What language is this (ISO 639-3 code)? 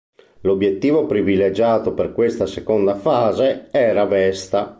ita